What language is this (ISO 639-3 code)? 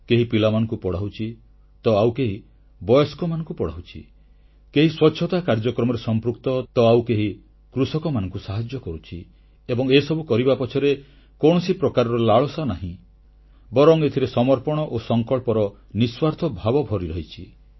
ori